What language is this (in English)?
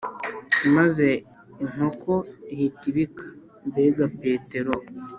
Kinyarwanda